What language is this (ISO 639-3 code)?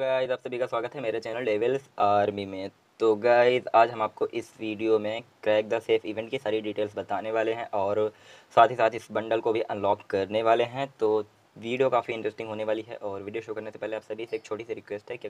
hin